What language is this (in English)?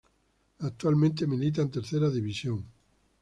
Spanish